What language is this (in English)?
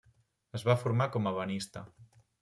Catalan